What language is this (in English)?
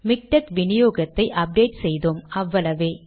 Tamil